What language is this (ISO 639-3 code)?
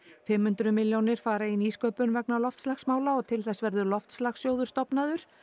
isl